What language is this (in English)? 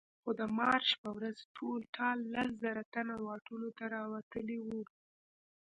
Pashto